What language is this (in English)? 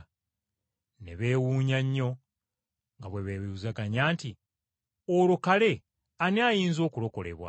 Ganda